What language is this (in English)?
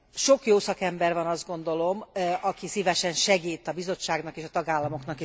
Hungarian